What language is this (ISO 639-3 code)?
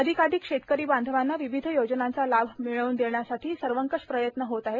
mar